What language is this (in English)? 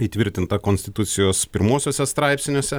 Lithuanian